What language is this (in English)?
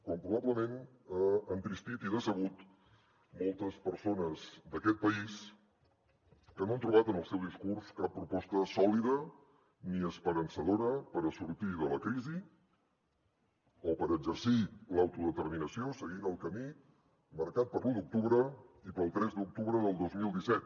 Catalan